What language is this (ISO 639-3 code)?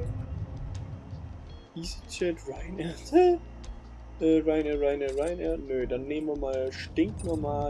deu